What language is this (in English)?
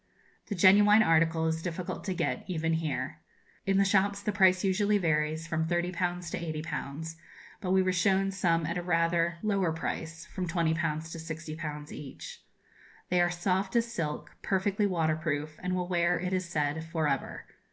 English